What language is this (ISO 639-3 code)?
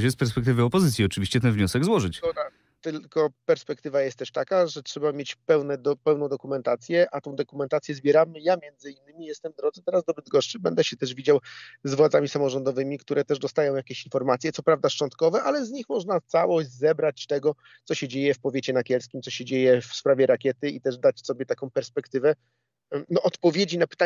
pol